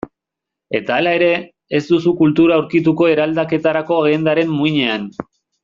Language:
Basque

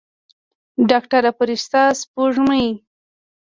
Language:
Pashto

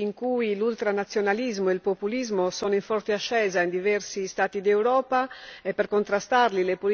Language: Italian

